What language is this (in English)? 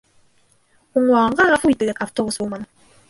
Bashkir